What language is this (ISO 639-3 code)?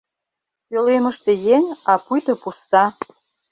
chm